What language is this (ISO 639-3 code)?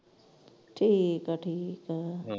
pan